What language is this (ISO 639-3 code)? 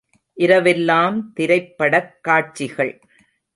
tam